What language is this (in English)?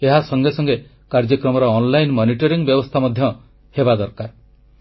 Odia